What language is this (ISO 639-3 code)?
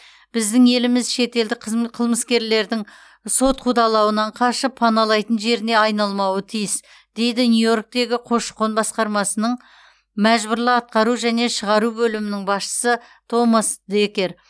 kaz